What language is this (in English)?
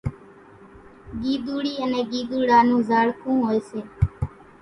Kachi Koli